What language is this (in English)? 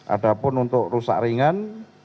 Indonesian